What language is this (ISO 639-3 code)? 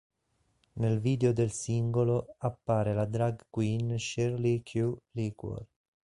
ita